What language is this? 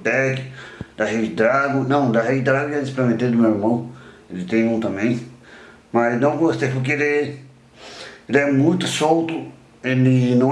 Portuguese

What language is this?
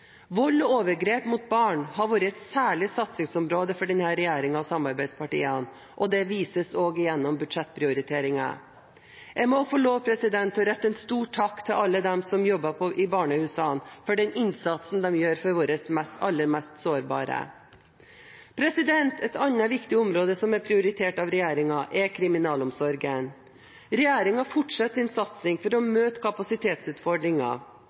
Norwegian Bokmål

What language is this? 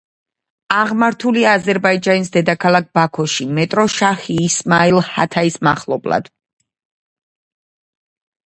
Georgian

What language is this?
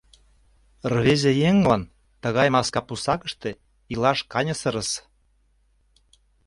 Mari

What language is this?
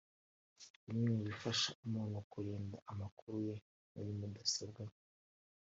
Kinyarwanda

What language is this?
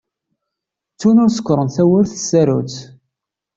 Kabyle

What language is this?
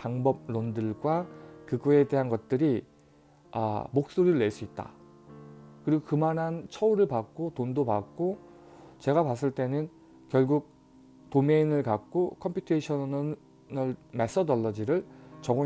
Korean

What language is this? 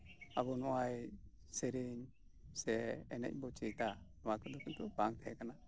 Santali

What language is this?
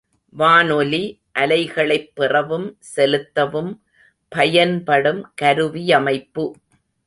Tamil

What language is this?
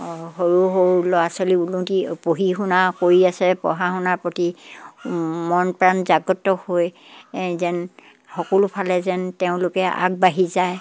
Assamese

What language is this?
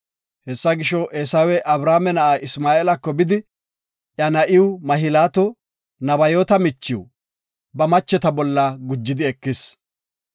Gofa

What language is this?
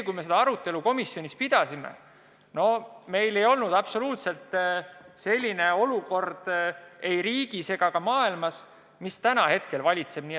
Estonian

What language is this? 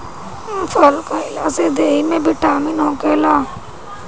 Bhojpuri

